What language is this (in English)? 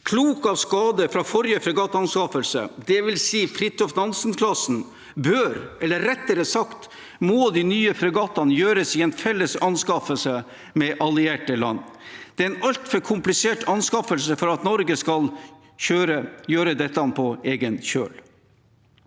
Norwegian